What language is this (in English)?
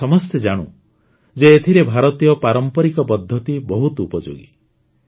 Odia